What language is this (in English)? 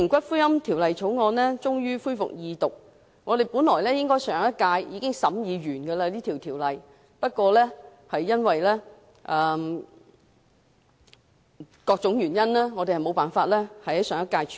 Cantonese